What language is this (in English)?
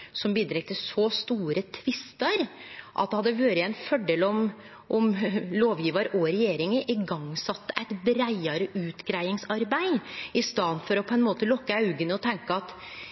Norwegian Nynorsk